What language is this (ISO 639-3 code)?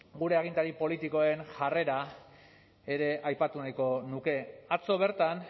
eus